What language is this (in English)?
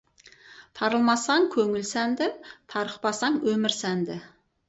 Kazakh